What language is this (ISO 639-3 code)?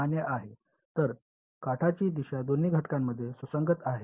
mar